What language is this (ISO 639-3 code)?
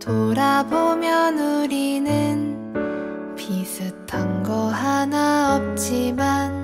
kor